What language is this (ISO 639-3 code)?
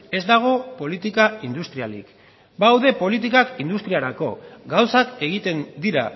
eus